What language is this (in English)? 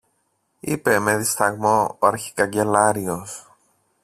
Greek